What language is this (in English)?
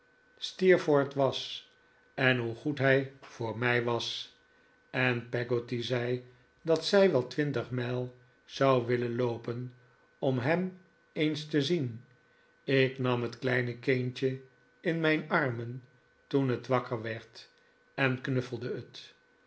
Dutch